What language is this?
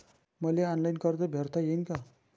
Marathi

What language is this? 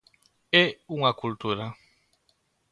Galician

